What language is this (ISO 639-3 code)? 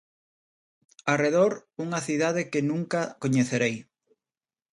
glg